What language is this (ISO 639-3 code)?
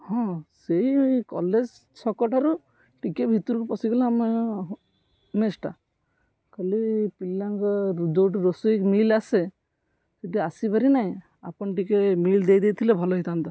ori